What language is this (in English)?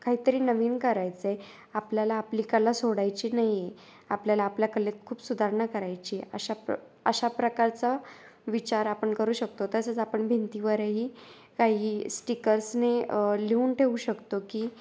Marathi